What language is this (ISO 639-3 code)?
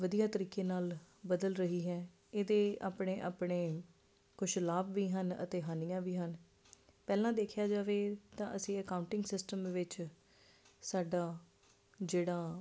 pan